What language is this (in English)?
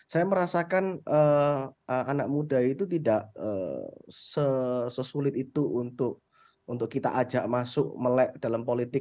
Indonesian